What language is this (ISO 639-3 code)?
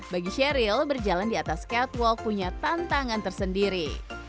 ind